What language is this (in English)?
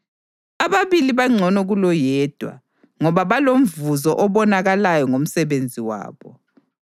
North Ndebele